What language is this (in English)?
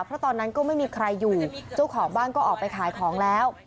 Thai